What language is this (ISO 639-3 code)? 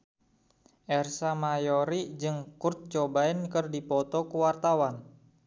sun